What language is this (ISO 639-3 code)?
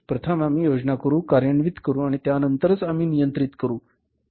mar